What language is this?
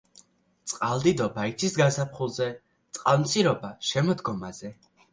Georgian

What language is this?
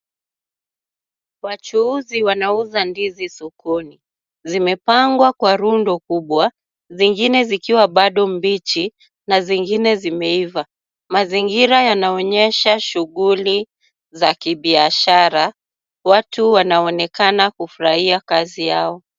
Swahili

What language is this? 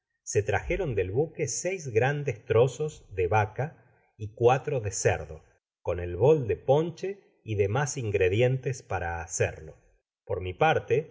Spanish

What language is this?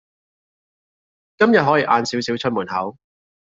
Cantonese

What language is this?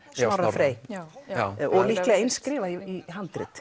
Icelandic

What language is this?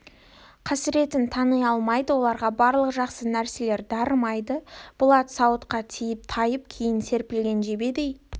Kazakh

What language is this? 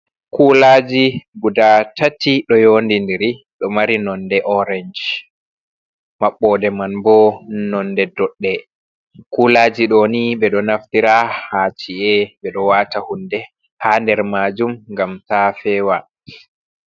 Fula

